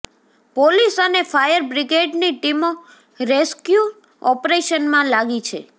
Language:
Gujarati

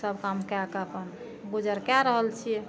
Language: Maithili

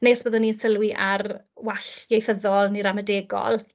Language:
Welsh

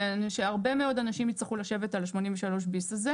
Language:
Hebrew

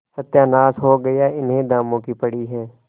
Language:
Hindi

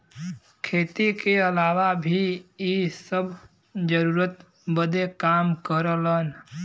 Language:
Bhojpuri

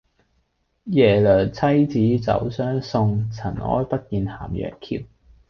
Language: Cantonese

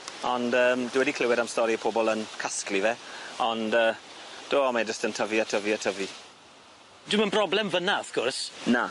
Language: Welsh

